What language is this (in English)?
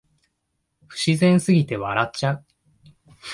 Japanese